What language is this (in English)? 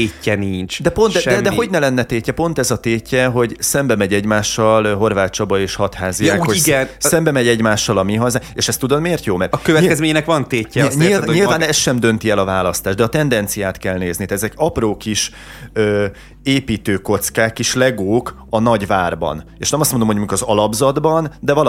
Hungarian